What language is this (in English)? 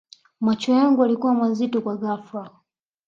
Swahili